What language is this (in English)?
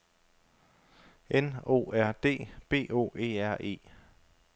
Danish